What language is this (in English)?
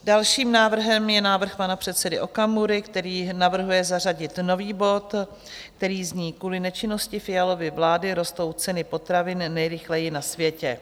Czech